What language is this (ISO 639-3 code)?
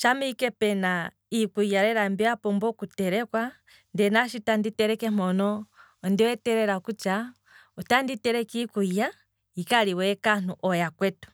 kwm